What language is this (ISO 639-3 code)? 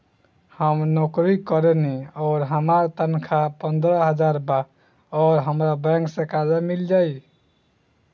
bho